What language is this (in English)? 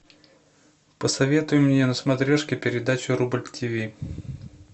Russian